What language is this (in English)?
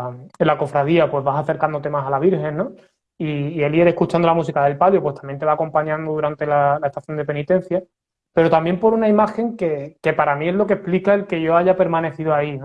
Spanish